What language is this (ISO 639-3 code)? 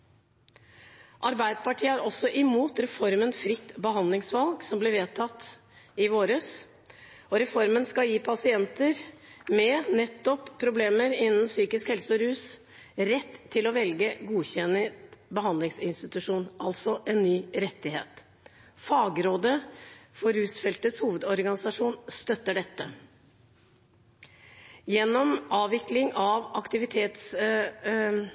nob